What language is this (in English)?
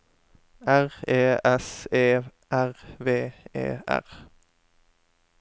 Norwegian